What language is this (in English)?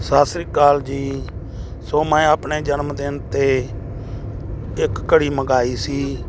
Punjabi